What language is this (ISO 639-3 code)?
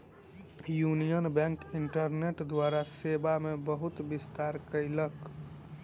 mai